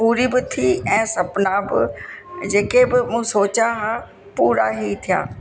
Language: Sindhi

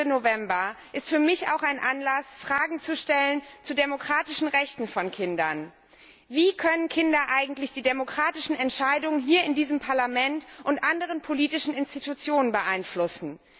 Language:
German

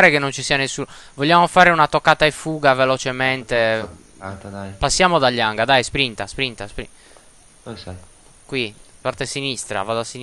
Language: Italian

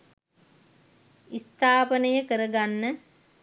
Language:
Sinhala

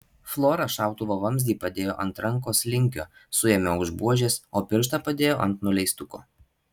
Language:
Lithuanian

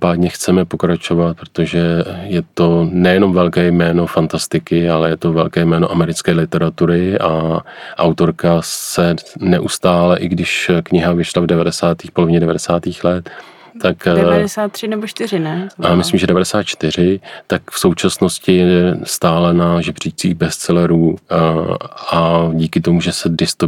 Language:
Czech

